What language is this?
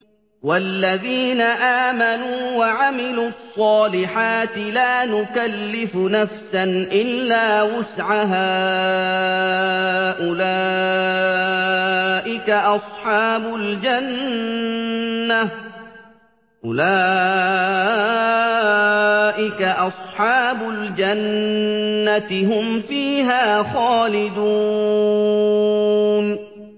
Arabic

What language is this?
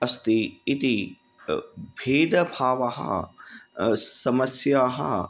Sanskrit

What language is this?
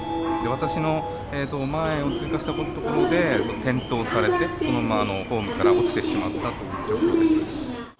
Japanese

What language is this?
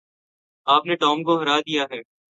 Urdu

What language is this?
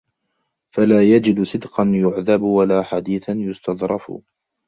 Arabic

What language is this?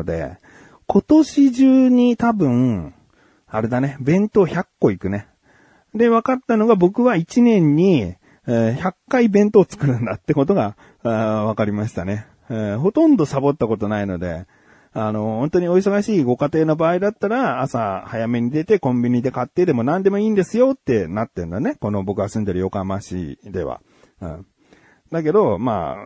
Japanese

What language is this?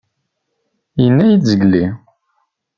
Kabyle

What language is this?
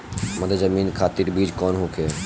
Bhojpuri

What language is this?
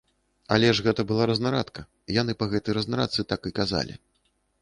Belarusian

